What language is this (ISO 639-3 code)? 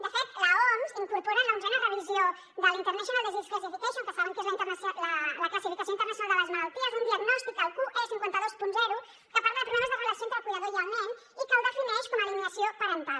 cat